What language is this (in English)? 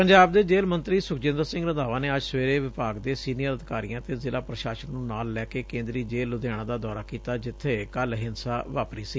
Punjabi